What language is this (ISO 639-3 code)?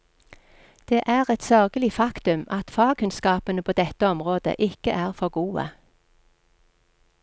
nor